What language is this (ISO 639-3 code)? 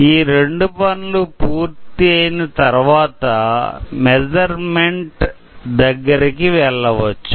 tel